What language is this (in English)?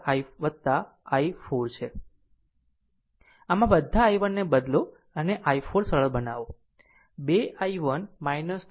Gujarati